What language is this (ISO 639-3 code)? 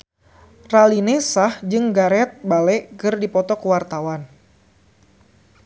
sun